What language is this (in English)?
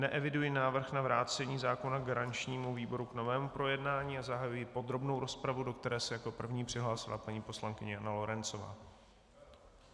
Czech